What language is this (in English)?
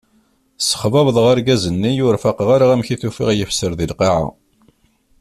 Kabyle